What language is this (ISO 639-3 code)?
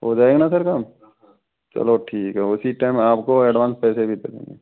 hin